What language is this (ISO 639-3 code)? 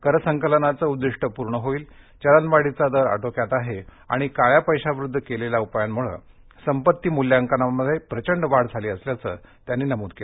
mar